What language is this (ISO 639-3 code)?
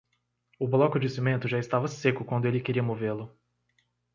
por